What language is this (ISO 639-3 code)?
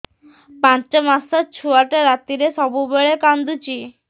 ori